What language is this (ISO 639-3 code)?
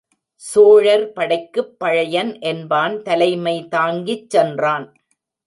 tam